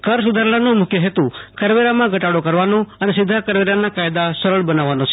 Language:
Gujarati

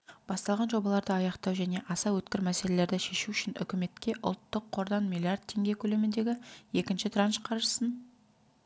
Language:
Kazakh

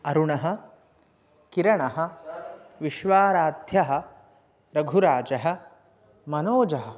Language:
Sanskrit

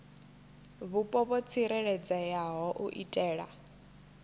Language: Venda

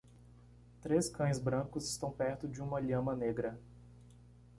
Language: Portuguese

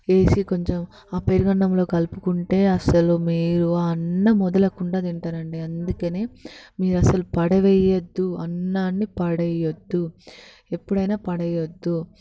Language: Telugu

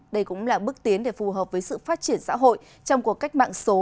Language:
Vietnamese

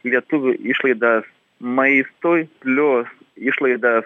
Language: Lithuanian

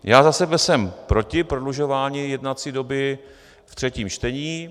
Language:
Czech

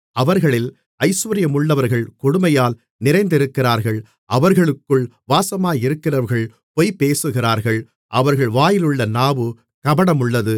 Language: Tamil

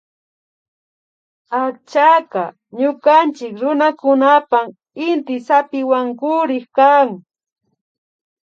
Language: Imbabura Highland Quichua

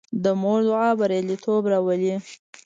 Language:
Pashto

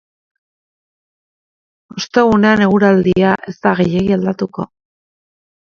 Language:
Basque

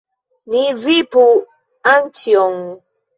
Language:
Esperanto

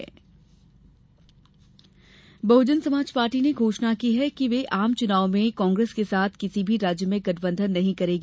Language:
Hindi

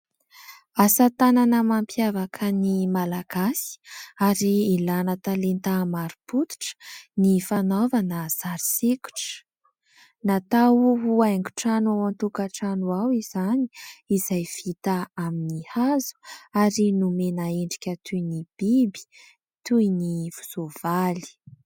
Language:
Malagasy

